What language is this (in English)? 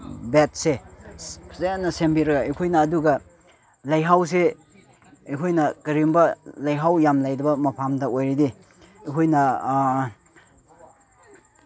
Manipuri